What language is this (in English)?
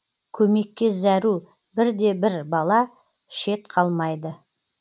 Kazakh